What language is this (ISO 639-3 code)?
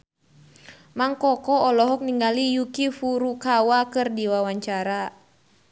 sun